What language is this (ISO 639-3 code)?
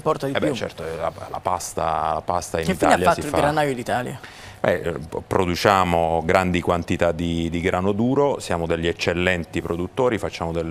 ita